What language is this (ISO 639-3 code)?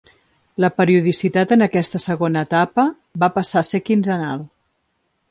cat